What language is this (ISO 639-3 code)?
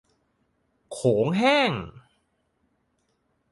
tha